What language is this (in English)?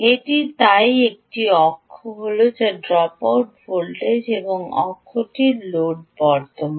Bangla